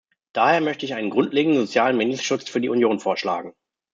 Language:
German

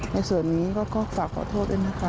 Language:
Thai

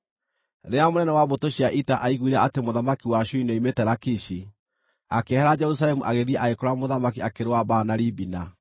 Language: Kikuyu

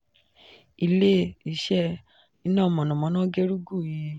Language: Yoruba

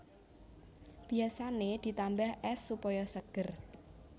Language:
Javanese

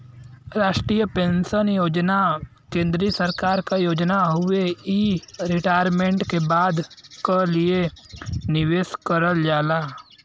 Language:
Bhojpuri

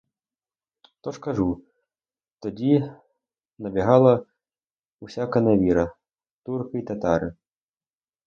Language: Ukrainian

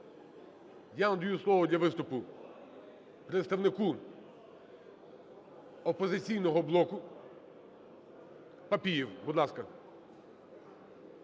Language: Ukrainian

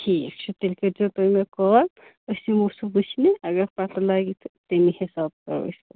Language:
Kashmiri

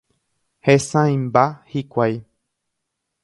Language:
Guarani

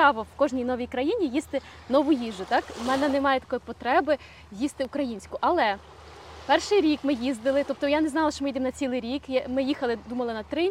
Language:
Ukrainian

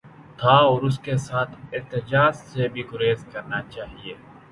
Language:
Urdu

